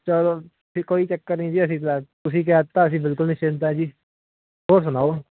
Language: Punjabi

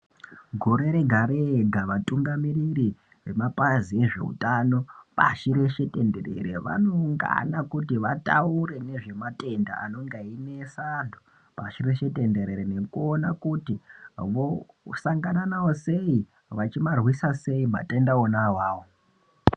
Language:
Ndau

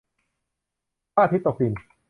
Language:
Thai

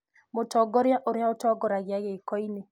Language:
Kikuyu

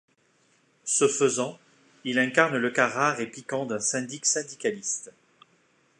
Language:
French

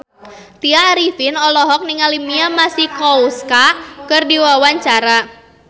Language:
Sundanese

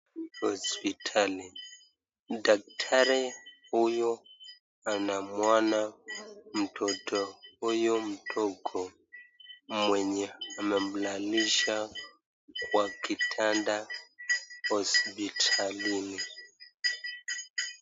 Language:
Swahili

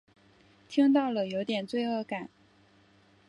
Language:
Chinese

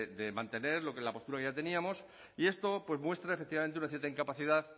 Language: Spanish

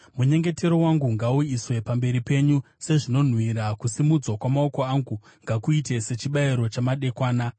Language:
Shona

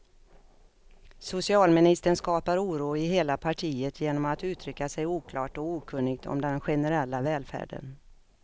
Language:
Swedish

